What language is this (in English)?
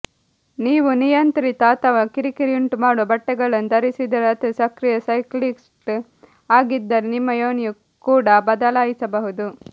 Kannada